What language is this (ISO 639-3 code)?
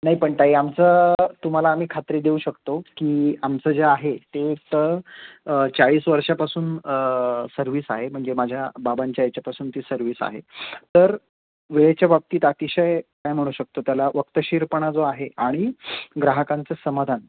mar